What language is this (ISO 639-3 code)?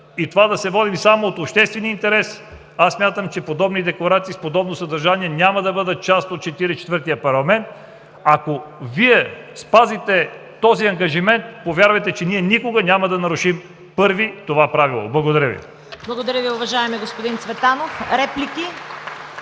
bul